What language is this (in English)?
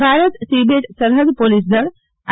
Gujarati